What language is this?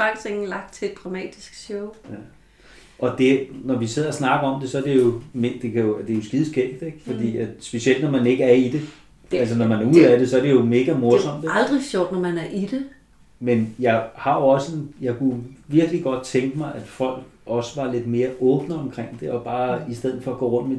Danish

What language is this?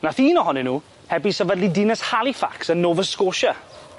Welsh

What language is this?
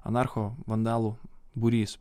Lithuanian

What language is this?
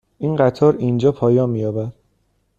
Persian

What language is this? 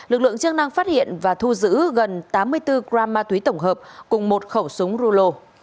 Vietnamese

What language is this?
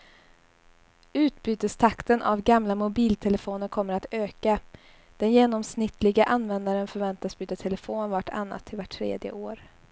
Swedish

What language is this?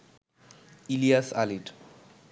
Bangla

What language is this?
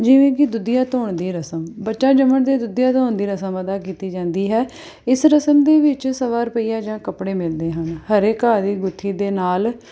Punjabi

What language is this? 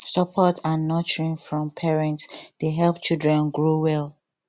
Nigerian Pidgin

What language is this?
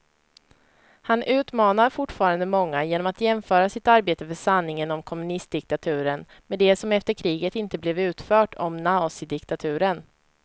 Swedish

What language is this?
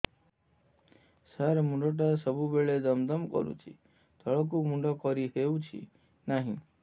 Odia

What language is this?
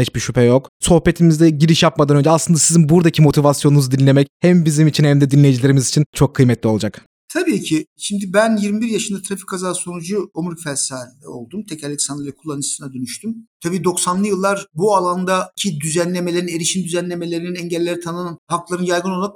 Turkish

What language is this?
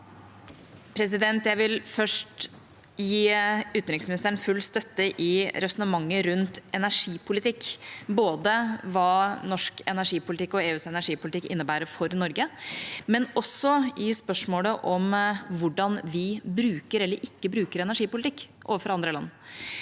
Norwegian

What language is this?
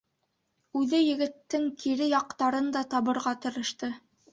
Bashkir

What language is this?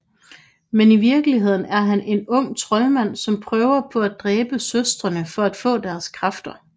Danish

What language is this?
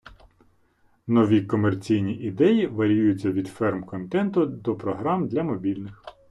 Ukrainian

